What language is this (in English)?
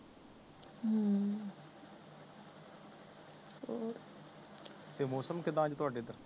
Punjabi